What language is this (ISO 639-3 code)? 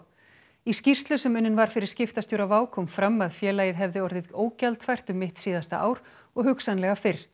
isl